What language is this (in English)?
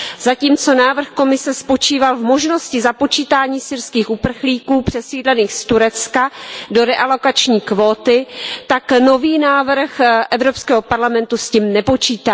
Czech